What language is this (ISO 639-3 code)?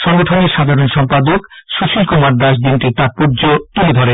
ben